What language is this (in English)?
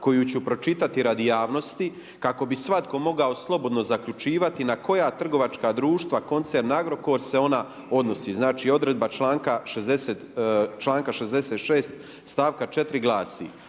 Croatian